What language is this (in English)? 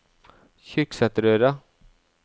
Norwegian